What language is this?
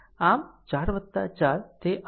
Gujarati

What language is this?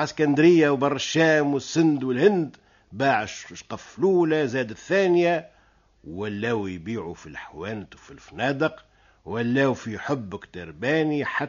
Arabic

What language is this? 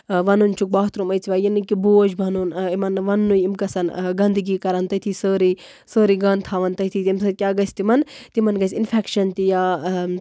Kashmiri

